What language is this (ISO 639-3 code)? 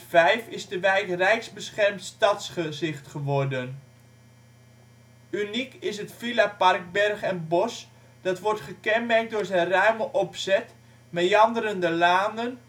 nld